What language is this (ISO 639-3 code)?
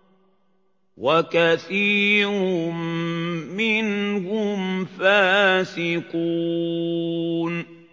ara